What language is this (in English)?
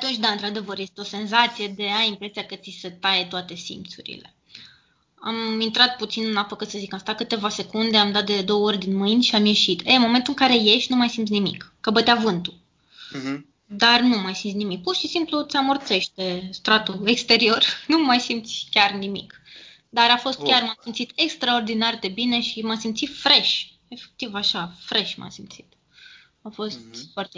Romanian